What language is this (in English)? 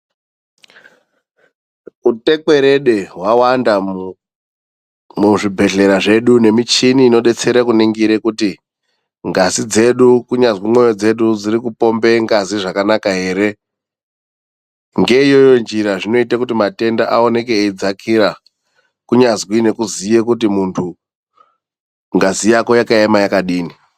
Ndau